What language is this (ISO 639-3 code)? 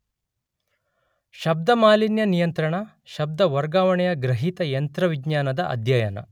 kan